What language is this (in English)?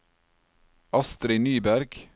Norwegian